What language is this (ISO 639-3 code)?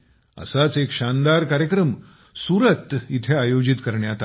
mar